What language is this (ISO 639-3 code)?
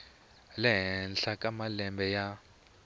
tso